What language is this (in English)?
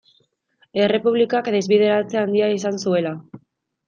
Basque